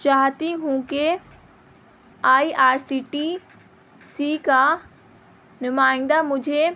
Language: Urdu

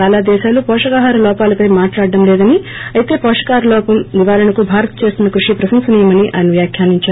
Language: Telugu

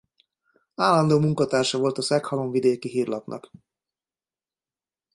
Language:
Hungarian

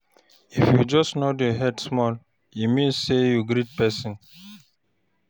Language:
Nigerian Pidgin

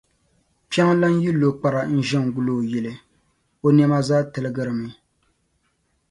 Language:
Dagbani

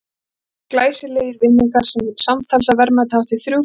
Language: Icelandic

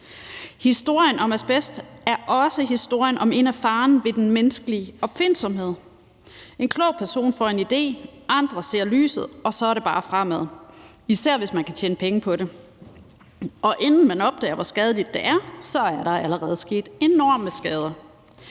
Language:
Danish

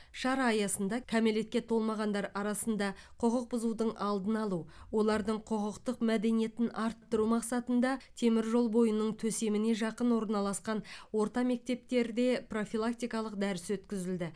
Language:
Kazakh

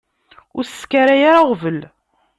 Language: Kabyle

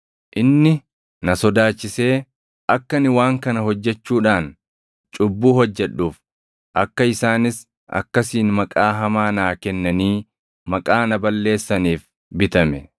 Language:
Oromo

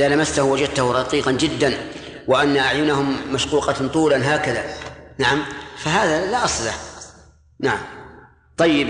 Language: Arabic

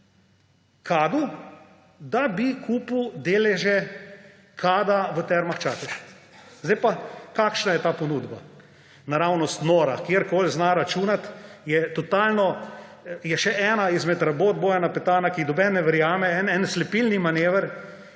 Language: Slovenian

